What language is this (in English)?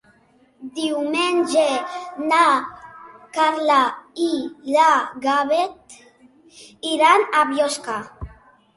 Catalan